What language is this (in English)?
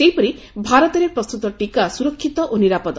Odia